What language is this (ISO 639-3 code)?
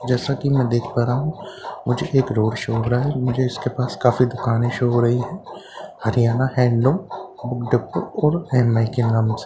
hin